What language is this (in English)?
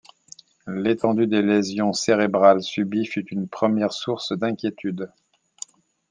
French